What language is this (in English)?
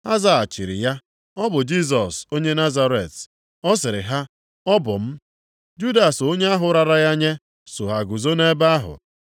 Igbo